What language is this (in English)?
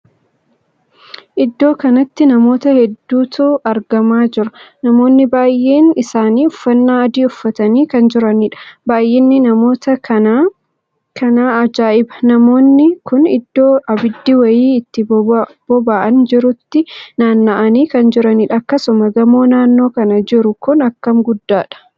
Oromo